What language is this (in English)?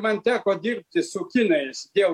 Lithuanian